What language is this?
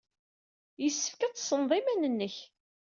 Kabyle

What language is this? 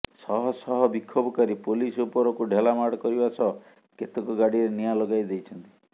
Odia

